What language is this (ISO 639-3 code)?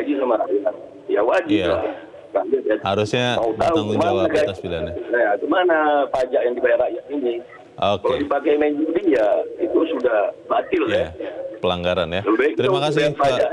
ind